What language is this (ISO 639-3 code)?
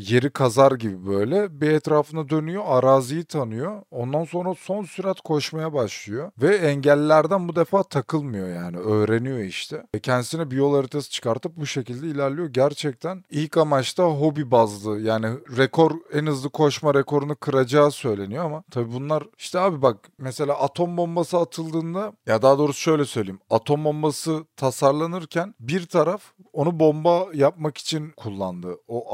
tur